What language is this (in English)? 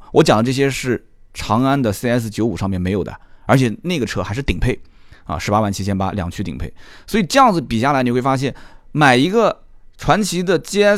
Chinese